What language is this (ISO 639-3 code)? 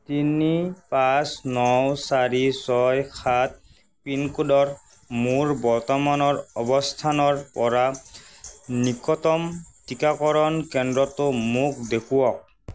asm